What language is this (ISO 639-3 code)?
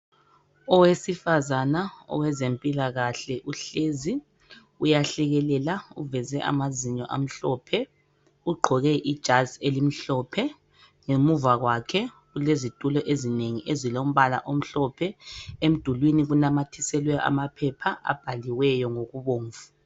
nde